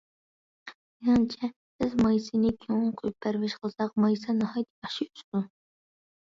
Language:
Uyghur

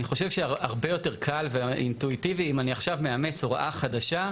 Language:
Hebrew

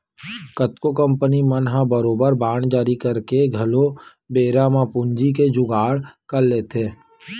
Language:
Chhattisgarhi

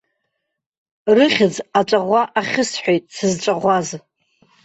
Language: Abkhazian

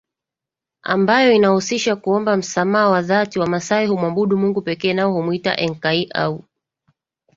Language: Swahili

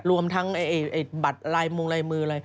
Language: Thai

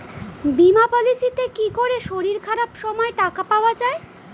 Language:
Bangla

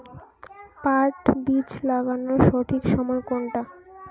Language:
Bangla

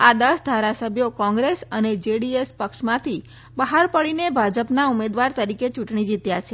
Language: Gujarati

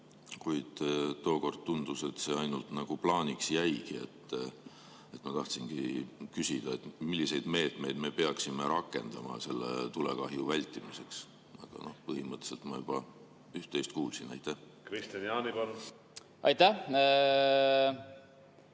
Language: Estonian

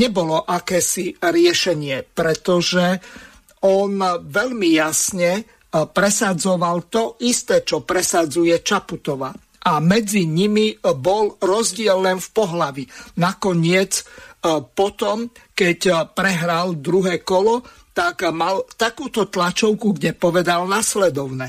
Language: Slovak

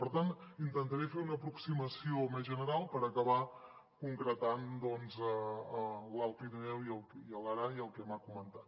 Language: Catalan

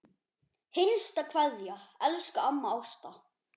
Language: Icelandic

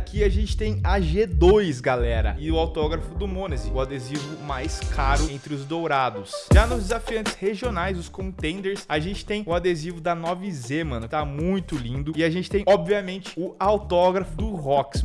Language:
Portuguese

